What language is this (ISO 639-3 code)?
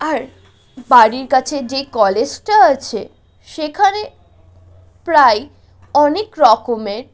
ben